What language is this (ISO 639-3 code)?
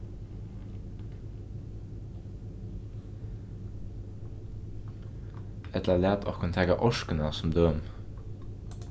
fao